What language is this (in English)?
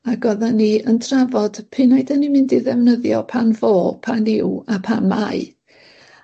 Welsh